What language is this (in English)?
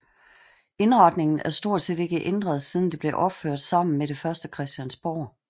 Danish